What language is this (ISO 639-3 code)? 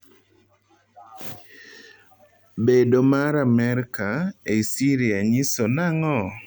luo